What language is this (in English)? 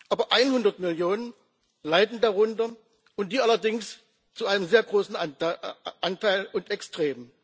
German